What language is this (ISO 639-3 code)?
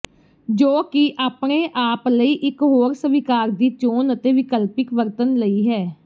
pan